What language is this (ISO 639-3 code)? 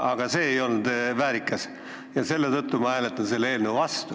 est